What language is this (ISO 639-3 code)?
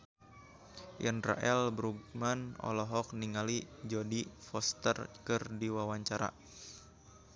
sun